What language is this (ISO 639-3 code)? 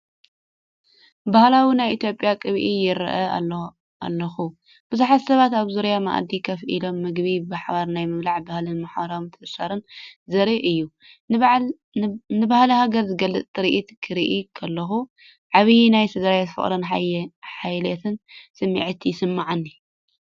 tir